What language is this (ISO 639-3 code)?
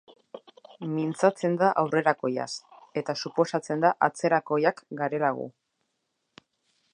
eus